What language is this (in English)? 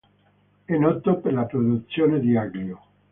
Italian